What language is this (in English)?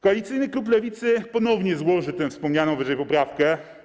Polish